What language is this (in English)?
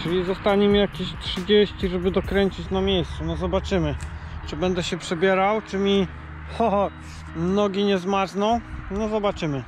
Polish